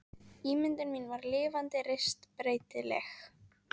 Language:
Icelandic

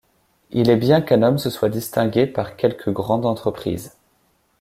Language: French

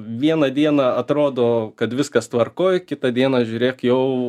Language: Lithuanian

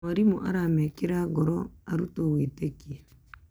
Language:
Kikuyu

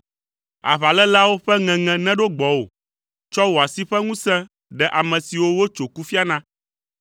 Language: Ewe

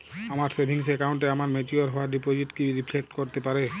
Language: Bangla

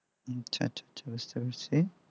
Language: Bangla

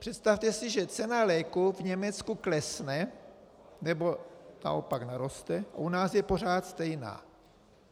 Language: Czech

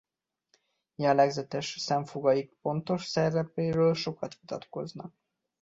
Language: Hungarian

